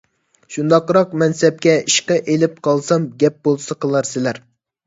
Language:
Uyghur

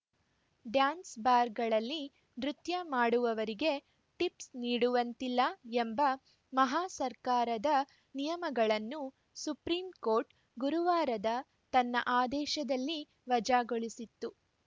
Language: Kannada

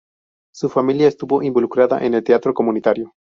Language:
Spanish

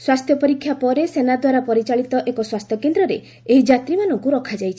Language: Odia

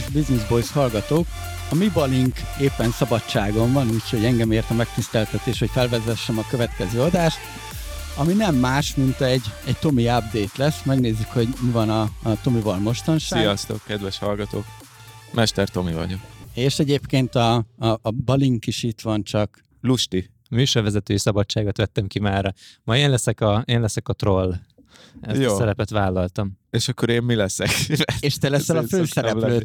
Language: Hungarian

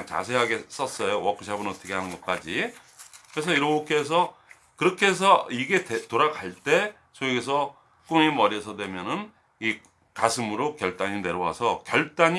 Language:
Korean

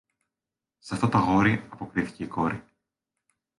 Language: Greek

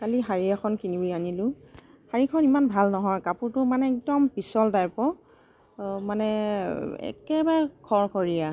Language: Assamese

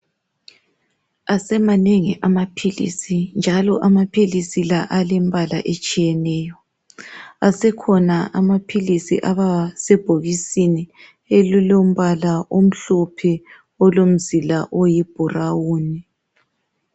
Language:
North Ndebele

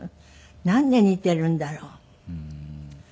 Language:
Japanese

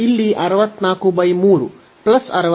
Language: Kannada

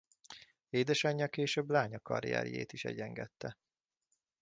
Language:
Hungarian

